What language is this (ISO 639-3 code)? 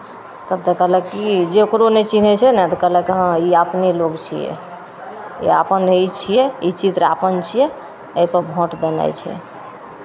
mai